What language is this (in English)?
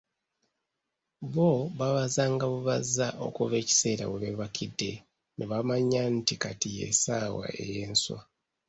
Ganda